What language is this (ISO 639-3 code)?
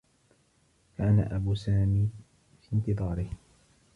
ara